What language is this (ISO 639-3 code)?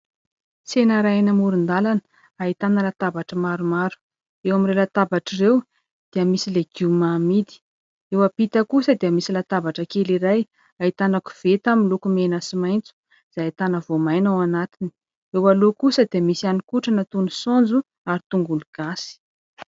mlg